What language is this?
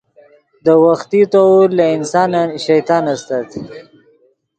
Yidgha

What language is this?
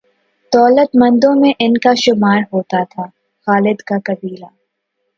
Urdu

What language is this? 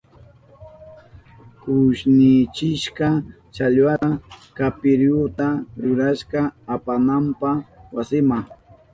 Southern Pastaza Quechua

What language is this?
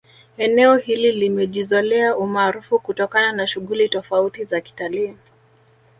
Swahili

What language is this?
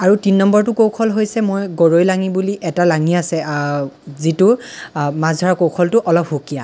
Assamese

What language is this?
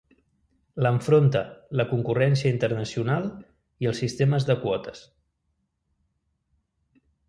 Catalan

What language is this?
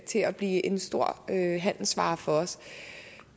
Danish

